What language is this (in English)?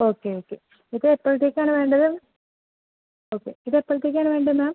Malayalam